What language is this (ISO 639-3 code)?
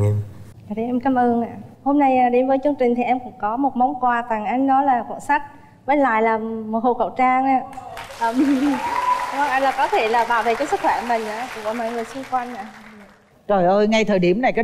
vie